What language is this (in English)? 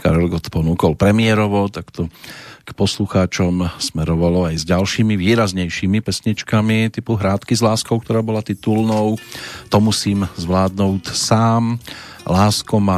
Slovak